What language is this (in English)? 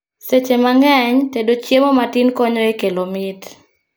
Luo (Kenya and Tanzania)